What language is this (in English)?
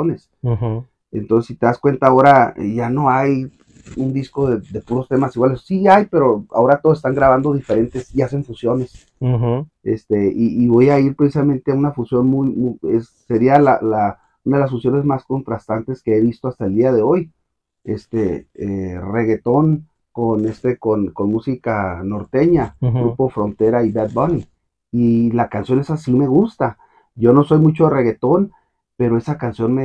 Spanish